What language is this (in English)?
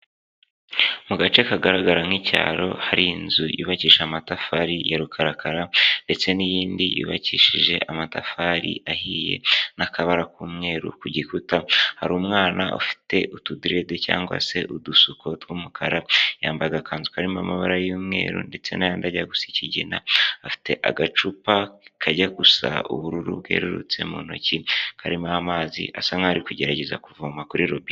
Kinyarwanda